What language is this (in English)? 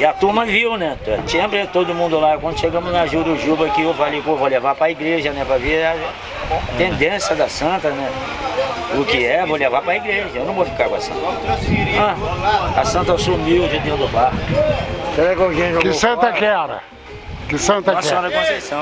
Portuguese